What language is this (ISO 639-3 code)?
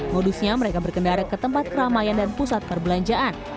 ind